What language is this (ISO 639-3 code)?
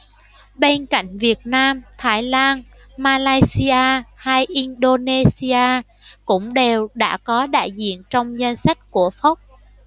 vie